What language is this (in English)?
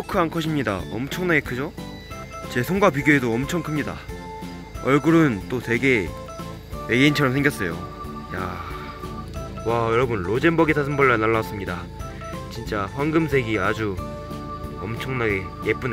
Korean